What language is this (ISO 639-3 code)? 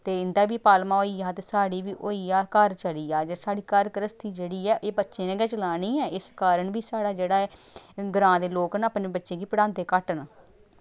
doi